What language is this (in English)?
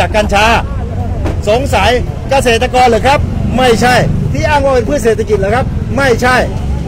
Thai